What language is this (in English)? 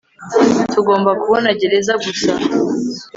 Kinyarwanda